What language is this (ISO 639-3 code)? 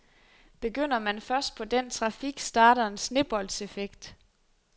dan